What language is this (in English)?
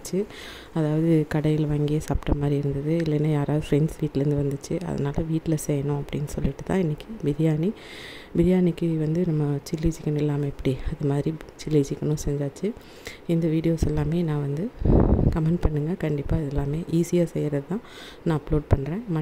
Tamil